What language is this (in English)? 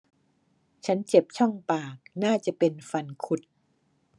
Thai